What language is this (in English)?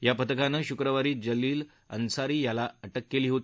Marathi